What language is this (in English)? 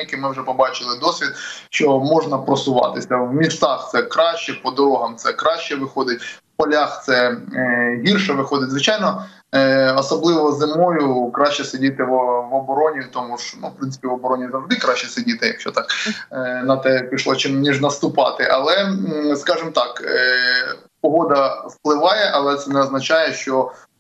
Ukrainian